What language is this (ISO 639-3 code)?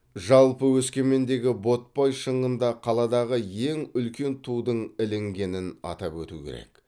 kaz